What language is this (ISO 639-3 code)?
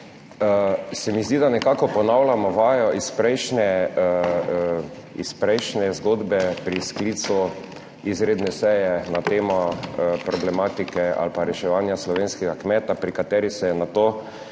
slv